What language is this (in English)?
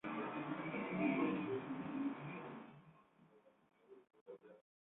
Spanish